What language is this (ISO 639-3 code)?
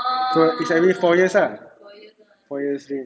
eng